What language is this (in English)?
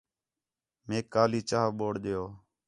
Khetrani